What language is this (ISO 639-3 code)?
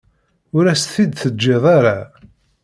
kab